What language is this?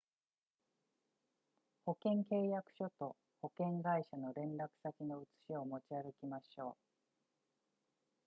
Japanese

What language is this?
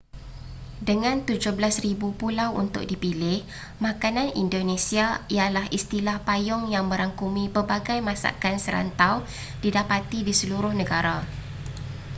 Malay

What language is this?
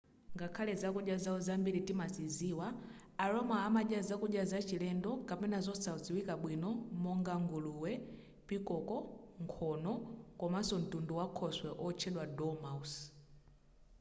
Nyanja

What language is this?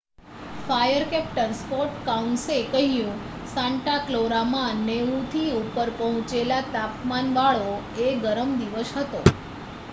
Gujarati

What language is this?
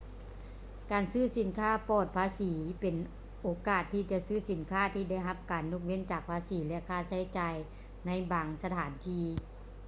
Lao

